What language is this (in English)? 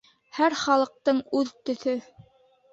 Bashkir